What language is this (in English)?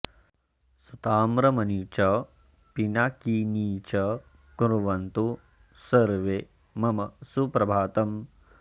Sanskrit